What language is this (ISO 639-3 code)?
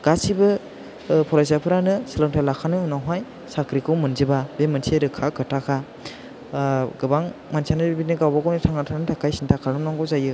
brx